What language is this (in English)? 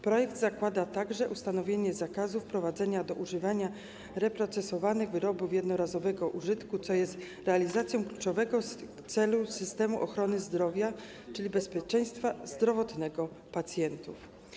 Polish